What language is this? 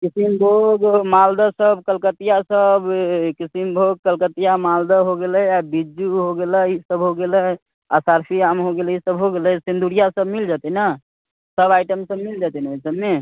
Maithili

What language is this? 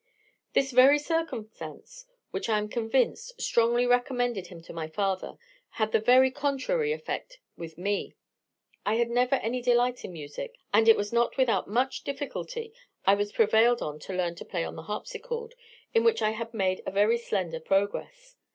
English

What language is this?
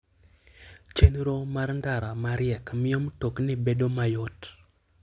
Luo (Kenya and Tanzania)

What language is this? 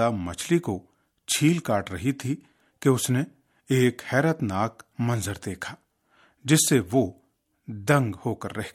Urdu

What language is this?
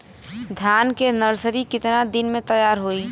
Bhojpuri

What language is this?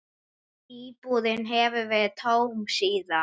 Icelandic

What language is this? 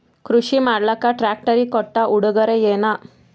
Kannada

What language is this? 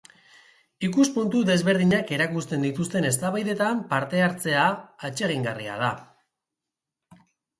Basque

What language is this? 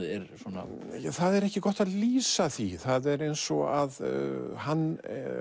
Icelandic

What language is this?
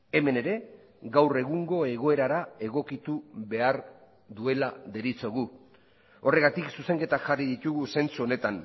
Basque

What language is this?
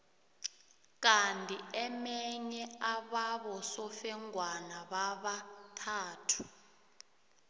South Ndebele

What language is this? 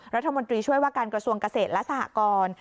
Thai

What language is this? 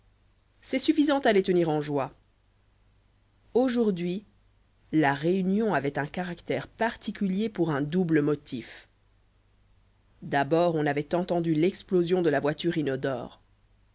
French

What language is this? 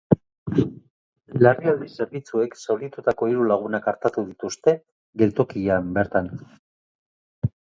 Basque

